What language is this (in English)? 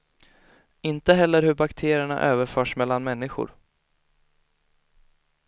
Swedish